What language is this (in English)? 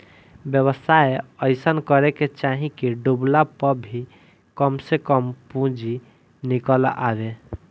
Bhojpuri